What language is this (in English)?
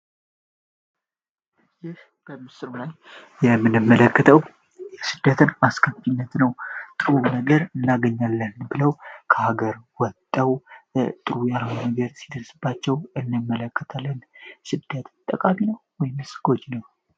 Amharic